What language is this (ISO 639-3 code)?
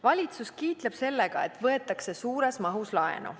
est